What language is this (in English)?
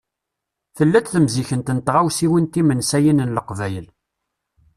Kabyle